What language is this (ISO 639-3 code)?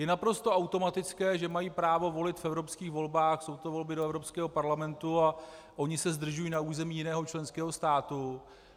ces